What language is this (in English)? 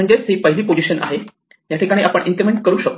Marathi